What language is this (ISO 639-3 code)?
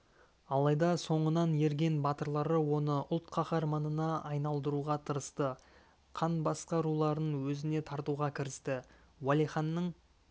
kaz